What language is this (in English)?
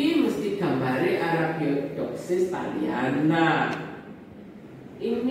Indonesian